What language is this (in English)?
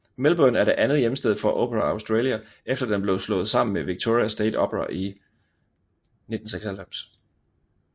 Danish